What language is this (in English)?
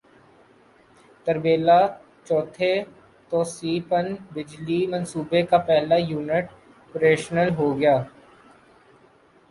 Urdu